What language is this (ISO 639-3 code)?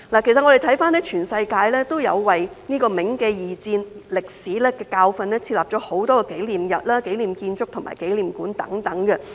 yue